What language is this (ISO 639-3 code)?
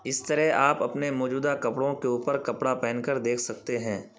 urd